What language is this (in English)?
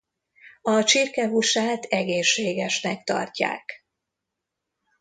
Hungarian